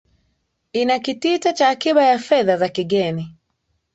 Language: Swahili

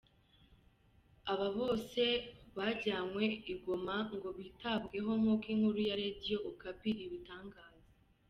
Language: Kinyarwanda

